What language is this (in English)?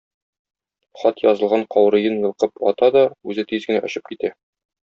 Tatar